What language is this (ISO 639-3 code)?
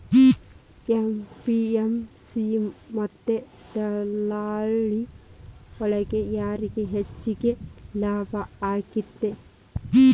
kan